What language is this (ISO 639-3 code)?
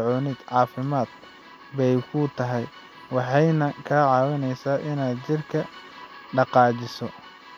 som